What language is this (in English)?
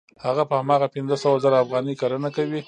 Pashto